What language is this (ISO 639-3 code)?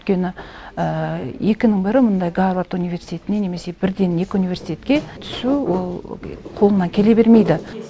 kaz